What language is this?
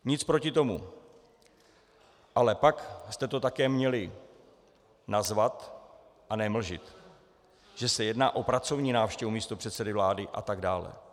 Czech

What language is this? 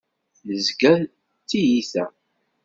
Kabyle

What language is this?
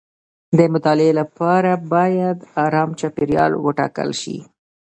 Pashto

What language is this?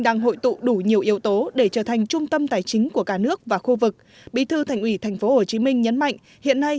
Vietnamese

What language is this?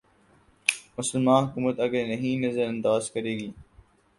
Urdu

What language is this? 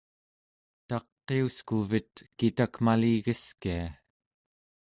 Central Yupik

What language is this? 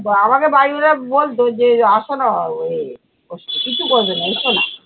Bangla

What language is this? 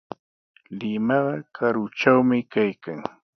Sihuas Ancash Quechua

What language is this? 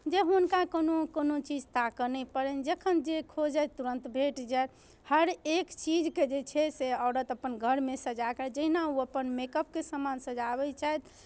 Maithili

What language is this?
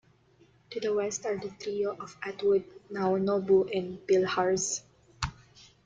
English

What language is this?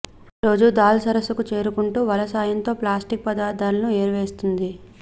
Telugu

